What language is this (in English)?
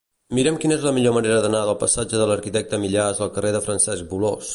Catalan